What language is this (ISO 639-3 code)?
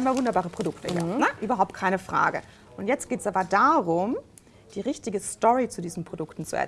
deu